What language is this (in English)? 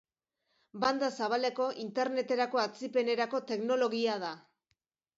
Basque